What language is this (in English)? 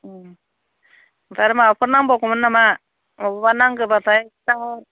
Bodo